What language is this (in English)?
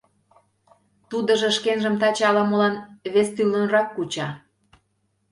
Mari